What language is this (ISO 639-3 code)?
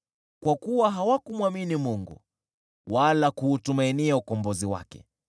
swa